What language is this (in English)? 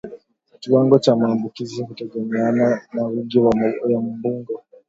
Swahili